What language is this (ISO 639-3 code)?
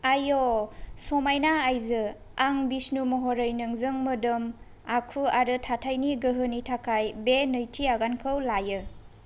brx